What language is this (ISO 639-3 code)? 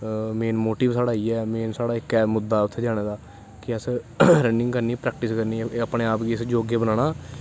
doi